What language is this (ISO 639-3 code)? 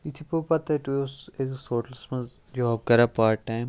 kas